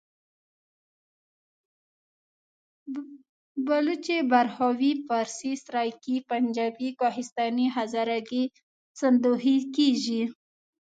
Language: Pashto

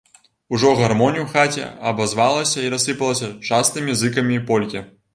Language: Belarusian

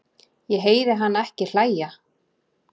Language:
Icelandic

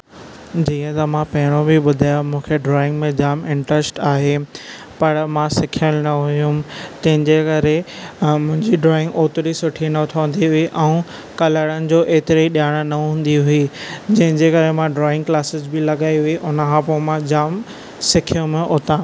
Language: Sindhi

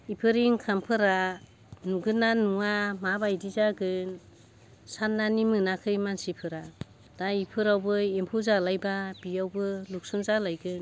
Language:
Bodo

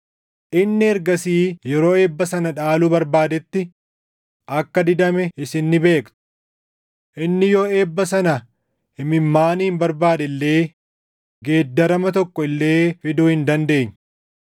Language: Oromo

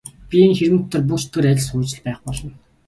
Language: Mongolian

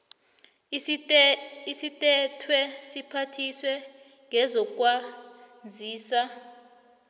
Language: South Ndebele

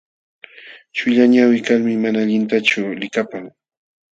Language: Jauja Wanca Quechua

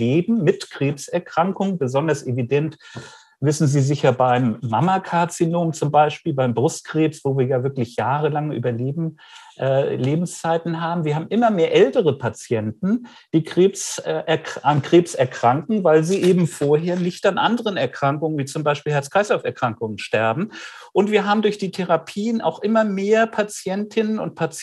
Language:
German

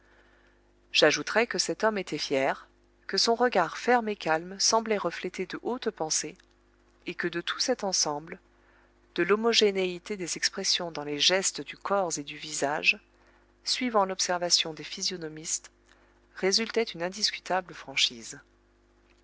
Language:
French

